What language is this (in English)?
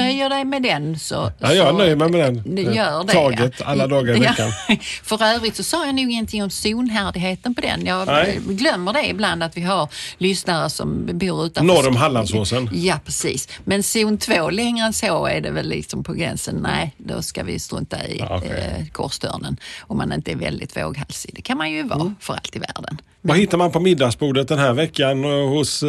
Swedish